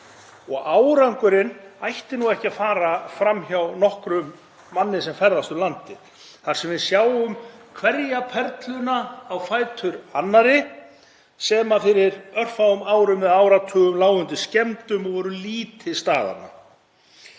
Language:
Icelandic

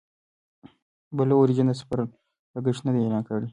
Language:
Pashto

